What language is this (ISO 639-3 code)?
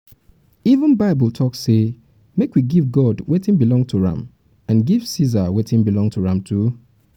pcm